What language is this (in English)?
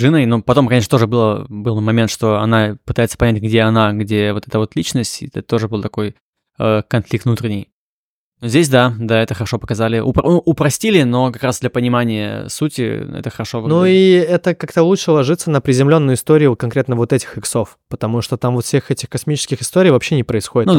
Russian